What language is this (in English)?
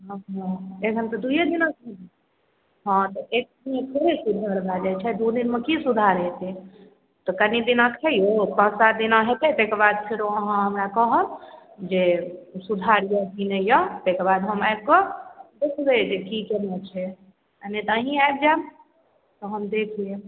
Maithili